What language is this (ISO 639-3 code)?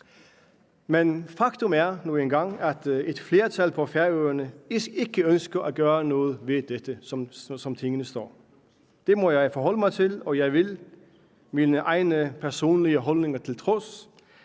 dan